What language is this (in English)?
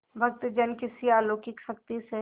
Hindi